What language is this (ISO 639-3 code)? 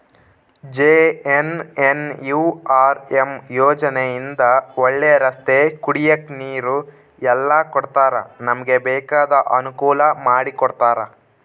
kan